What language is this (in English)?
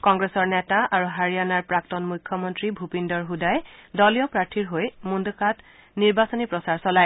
Assamese